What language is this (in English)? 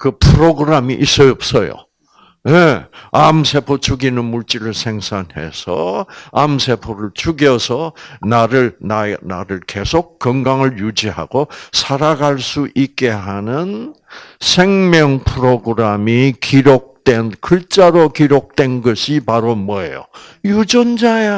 Korean